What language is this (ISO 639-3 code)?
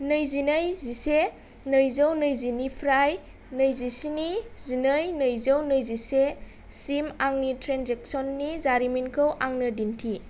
brx